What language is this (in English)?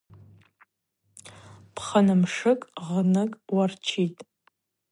Abaza